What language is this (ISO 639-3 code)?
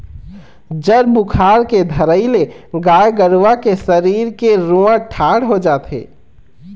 hne